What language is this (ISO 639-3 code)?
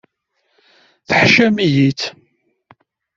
kab